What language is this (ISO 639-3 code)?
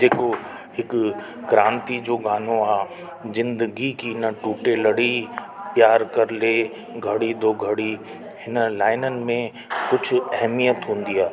snd